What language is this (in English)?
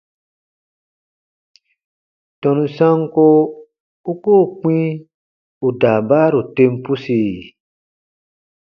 Baatonum